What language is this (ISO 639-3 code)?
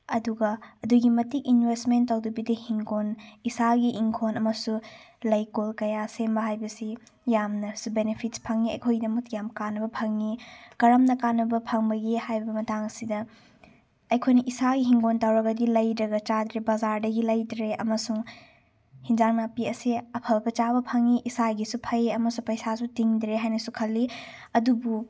mni